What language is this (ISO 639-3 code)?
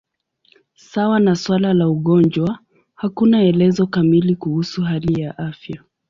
swa